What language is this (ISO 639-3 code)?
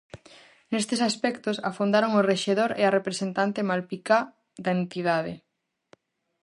glg